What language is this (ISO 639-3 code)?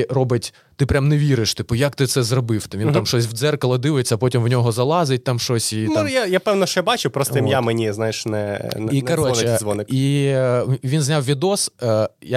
ukr